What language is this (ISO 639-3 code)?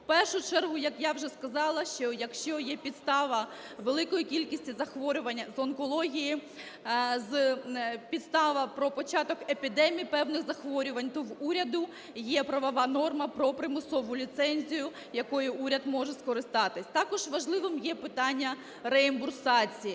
ukr